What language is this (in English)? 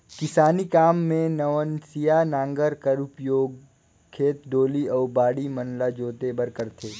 Chhattisgarhi